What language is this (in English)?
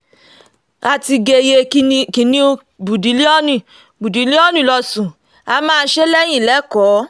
Yoruba